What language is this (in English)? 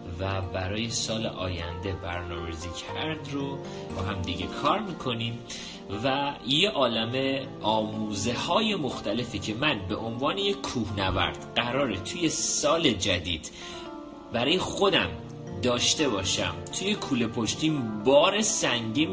Persian